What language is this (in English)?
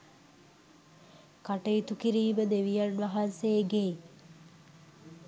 Sinhala